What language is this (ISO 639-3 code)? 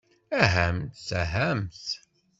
kab